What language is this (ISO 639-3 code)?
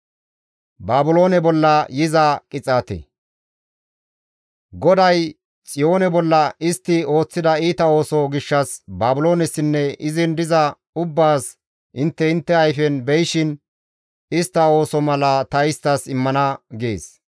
gmv